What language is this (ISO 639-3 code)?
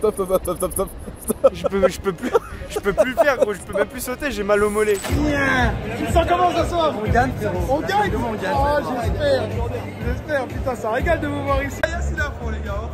fra